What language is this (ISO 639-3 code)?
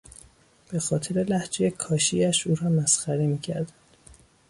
fas